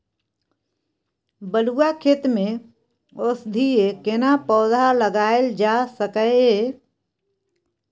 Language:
Maithili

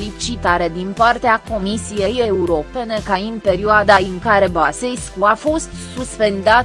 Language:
Romanian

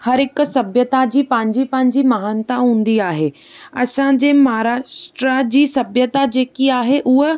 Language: Sindhi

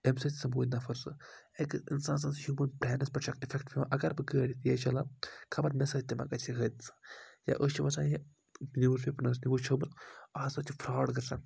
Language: Kashmiri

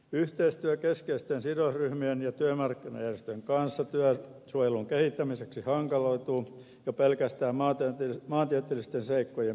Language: Finnish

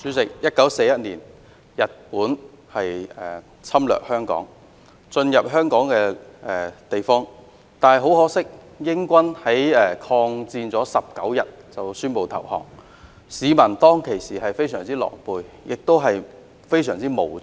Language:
Cantonese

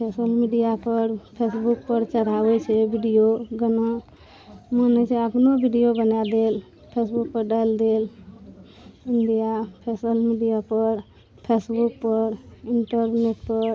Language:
Maithili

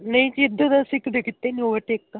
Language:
Punjabi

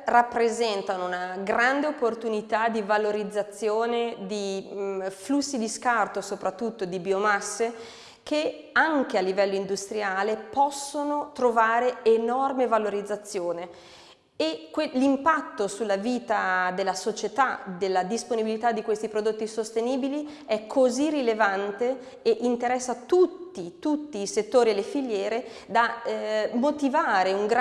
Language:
Italian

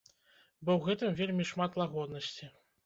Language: Belarusian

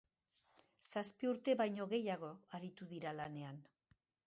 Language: Basque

